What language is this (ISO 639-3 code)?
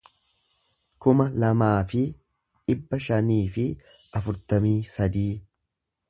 orm